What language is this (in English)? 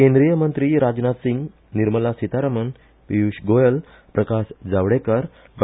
Konkani